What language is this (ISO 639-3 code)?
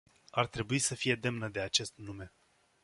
ron